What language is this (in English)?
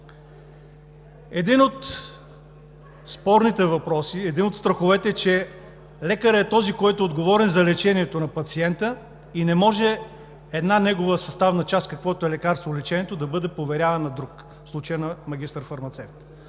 Bulgarian